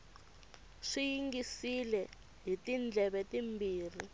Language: Tsonga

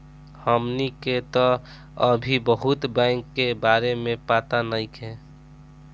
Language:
Bhojpuri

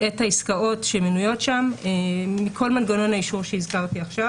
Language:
Hebrew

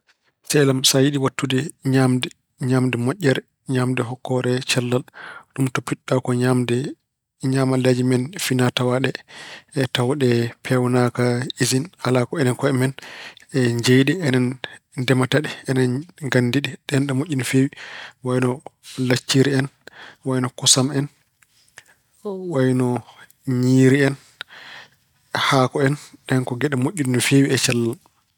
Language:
Fula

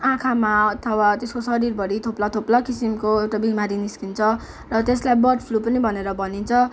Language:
Nepali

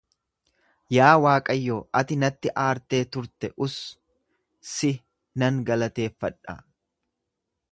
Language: Oromo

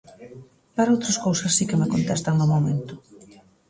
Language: Galician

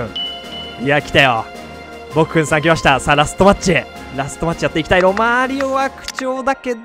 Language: Japanese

